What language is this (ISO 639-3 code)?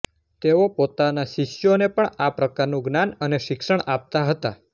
guj